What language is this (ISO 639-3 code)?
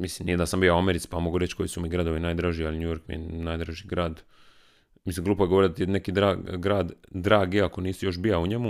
hrv